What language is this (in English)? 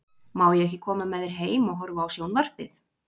Icelandic